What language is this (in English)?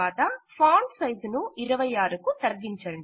Telugu